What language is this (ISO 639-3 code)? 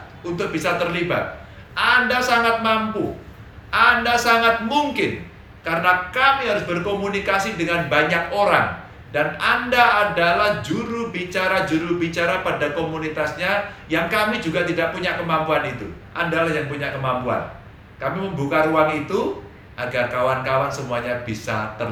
ind